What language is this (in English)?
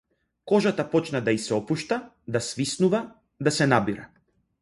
Macedonian